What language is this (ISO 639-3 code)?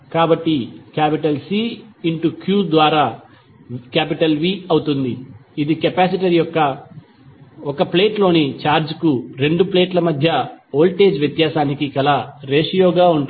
tel